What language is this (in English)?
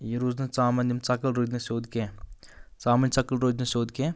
Kashmiri